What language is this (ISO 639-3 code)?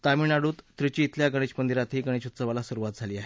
mar